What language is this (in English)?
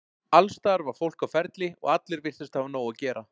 Icelandic